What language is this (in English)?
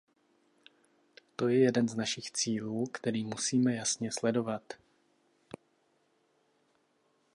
Czech